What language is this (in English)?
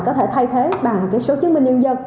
Vietnamese